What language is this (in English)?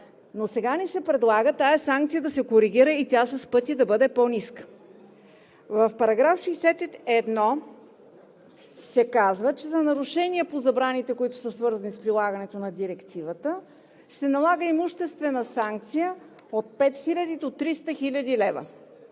Bulgarian